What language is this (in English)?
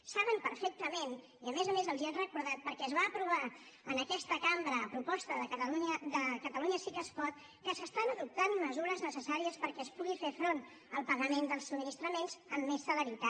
Catalan